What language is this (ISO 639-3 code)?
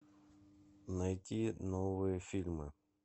rus